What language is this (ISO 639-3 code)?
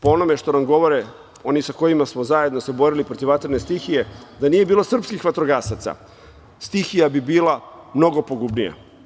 srp